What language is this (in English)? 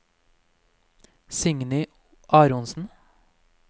Norwegian